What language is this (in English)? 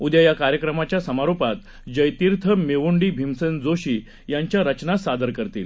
Marathi